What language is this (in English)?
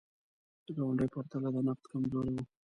Pashto